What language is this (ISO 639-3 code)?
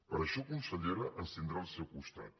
cat